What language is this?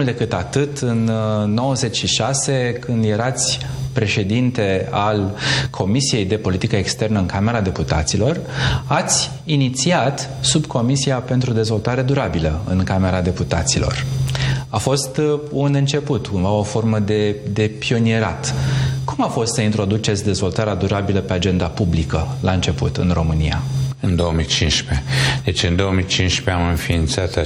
Romanian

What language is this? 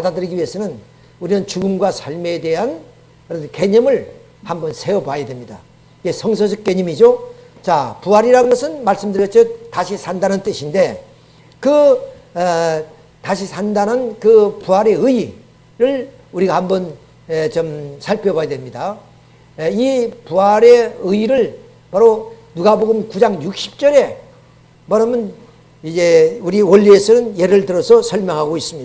Korean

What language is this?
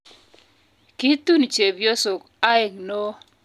Kalenjin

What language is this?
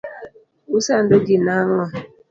Luo (Kenya and Tanzania)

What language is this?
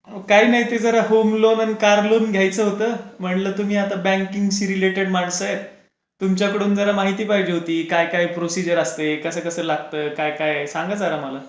Marathi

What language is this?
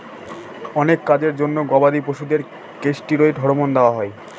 Bangla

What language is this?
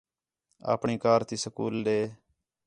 Khetrani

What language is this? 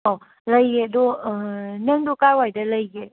Manipuri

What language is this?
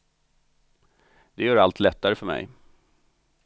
Swedish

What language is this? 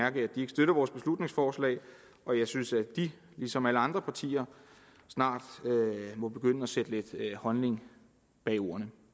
Danish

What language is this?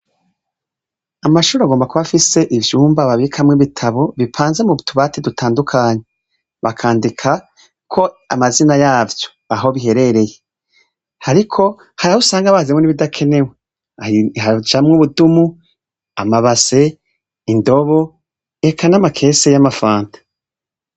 Rundi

